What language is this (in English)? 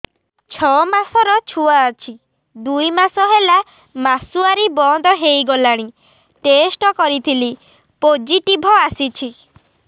Odia